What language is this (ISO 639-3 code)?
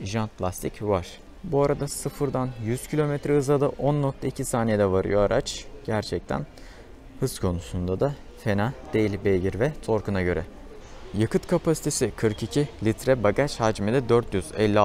tur